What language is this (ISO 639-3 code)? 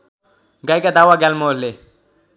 nep